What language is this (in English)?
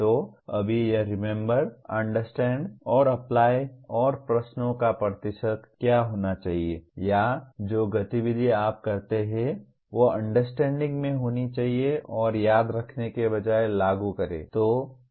Hindi